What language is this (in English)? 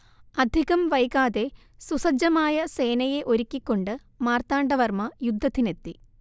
Malayalam